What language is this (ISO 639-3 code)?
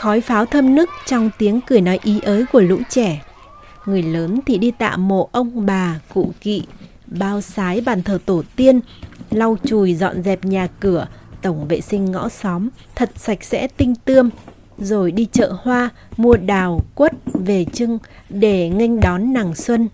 vie